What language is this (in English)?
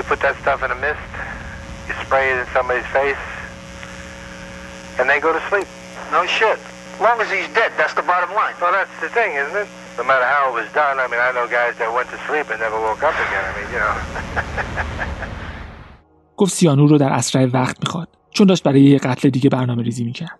Persian